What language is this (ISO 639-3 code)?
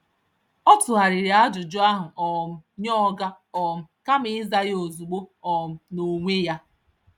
ibo